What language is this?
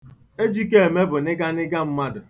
Igbo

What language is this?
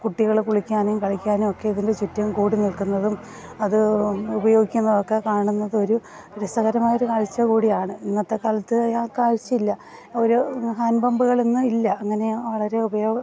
Malayalam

